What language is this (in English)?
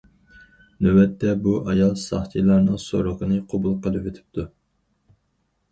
Uyghur